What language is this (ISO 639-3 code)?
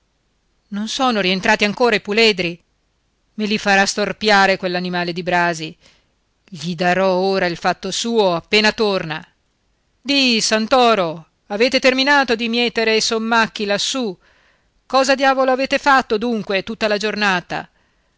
ita